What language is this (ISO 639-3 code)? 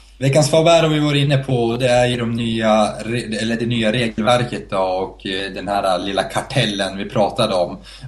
swe